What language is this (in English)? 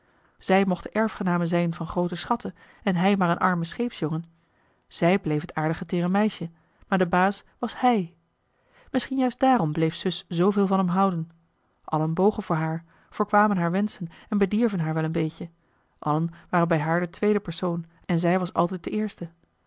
Dutch